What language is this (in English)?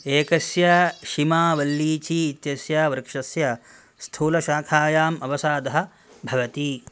Sanskrit